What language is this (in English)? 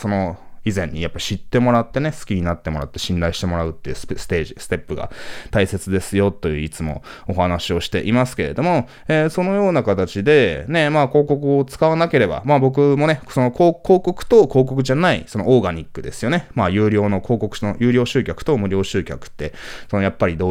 Japanese